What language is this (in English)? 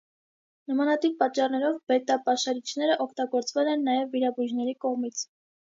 Armenian